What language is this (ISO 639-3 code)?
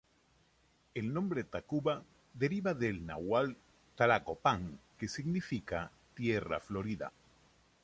spa